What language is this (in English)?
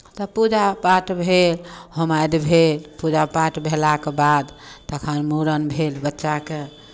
Maithili